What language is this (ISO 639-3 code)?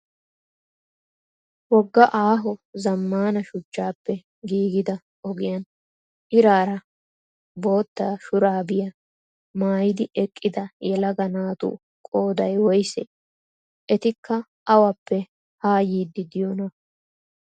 wal